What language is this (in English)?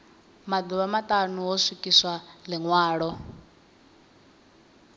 Venda